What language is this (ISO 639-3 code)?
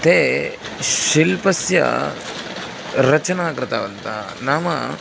san